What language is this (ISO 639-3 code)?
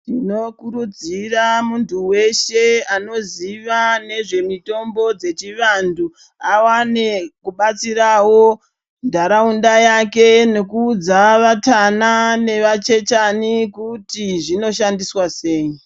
ndc